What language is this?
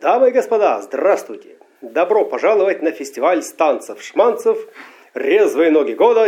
Russian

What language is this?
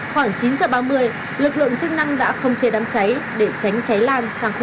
Vietnamese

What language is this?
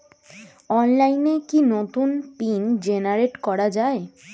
Bangla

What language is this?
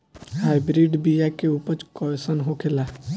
Bhojpuri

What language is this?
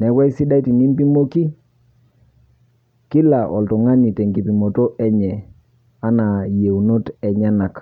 Masai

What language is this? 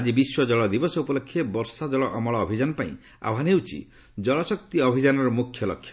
Odia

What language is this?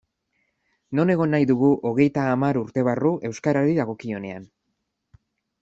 Basque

